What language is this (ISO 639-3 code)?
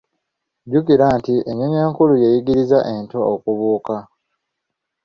lug